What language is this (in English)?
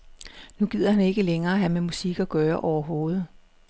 Danish